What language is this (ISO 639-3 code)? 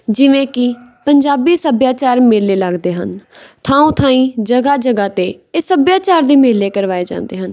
pan